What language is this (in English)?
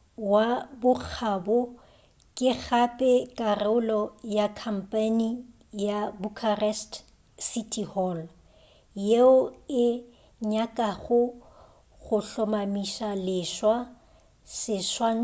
Northern Sotho